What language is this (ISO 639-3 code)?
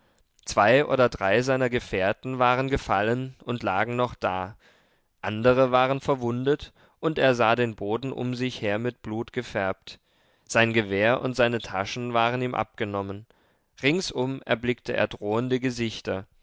deu